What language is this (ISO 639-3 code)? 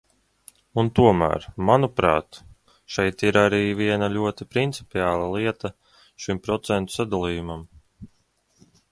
lav